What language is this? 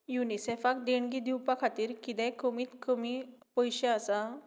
Konkani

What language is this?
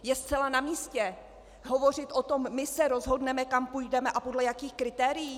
Czech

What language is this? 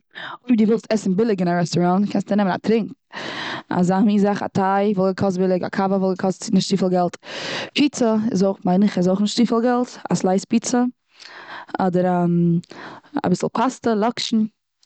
Yiddish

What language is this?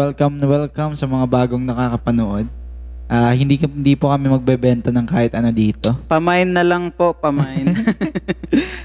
Filipino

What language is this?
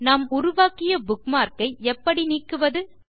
Tamil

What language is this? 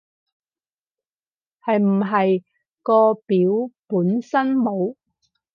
Cantonese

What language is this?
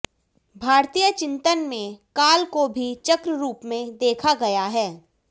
Hindi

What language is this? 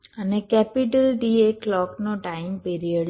Gujarati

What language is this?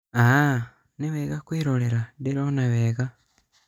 Kikuyu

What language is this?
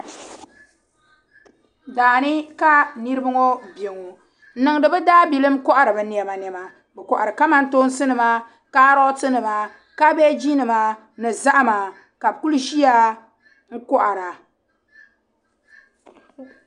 Dagbani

